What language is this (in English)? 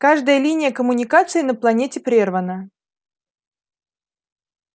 Russian